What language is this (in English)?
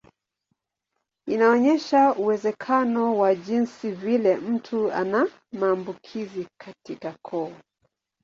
Swahili